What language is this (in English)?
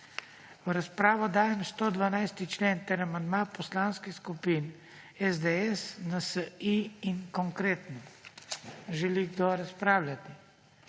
Slovenian